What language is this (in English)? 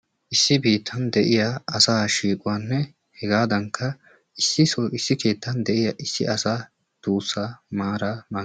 Wolaytta